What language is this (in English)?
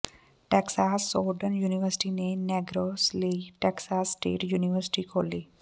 Punjabi